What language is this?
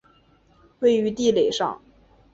Chinese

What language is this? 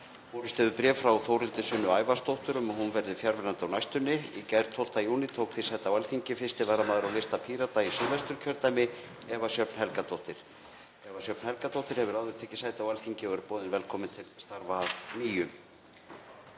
Icelandic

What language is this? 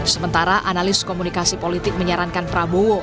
Indonesian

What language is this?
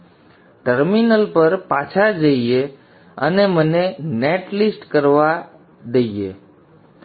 Gujarati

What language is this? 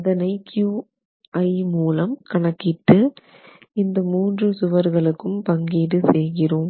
Tamil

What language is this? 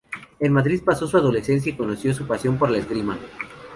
Spanish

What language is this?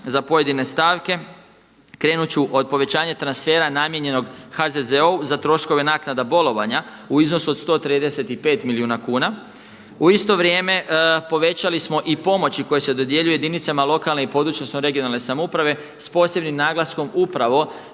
Croatian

